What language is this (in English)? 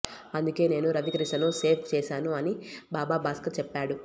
Telugu